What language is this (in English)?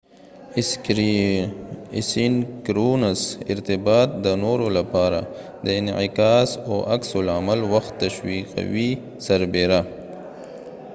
Pashto